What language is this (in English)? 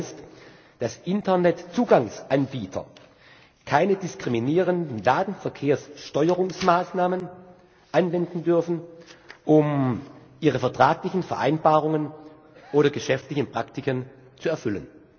German